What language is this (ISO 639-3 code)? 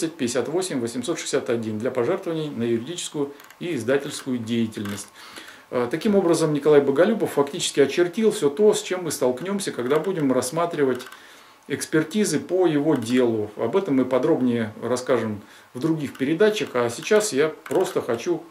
rus